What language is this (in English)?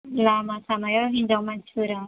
Bodo